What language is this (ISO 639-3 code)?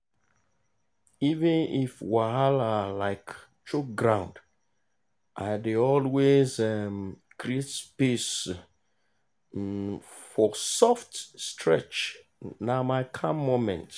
pcm